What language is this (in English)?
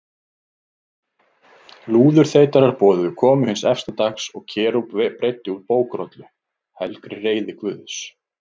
Icelandic